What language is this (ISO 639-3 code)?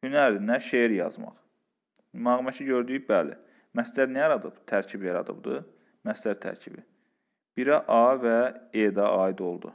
tur